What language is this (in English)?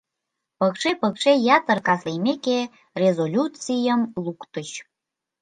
Mari